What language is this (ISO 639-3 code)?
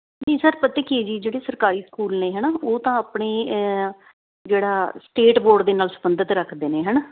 pan